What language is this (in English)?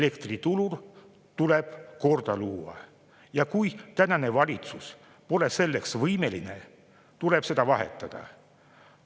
Estonian